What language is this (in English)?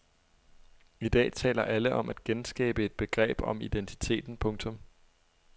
Danish